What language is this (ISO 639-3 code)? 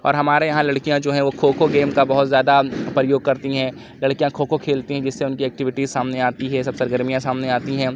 urd